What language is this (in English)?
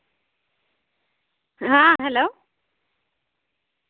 Santali